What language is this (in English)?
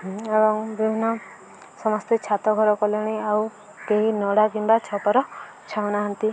Odia